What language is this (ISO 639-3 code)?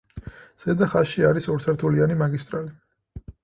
kat